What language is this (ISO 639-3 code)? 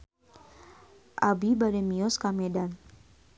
sun